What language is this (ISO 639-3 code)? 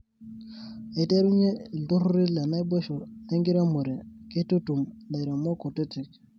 mas